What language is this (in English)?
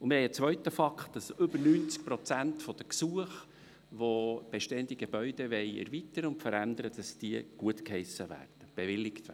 Swiss German